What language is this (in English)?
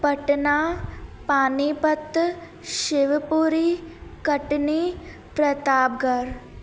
Sindhi